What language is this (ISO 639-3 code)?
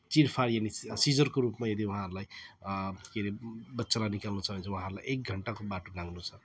nep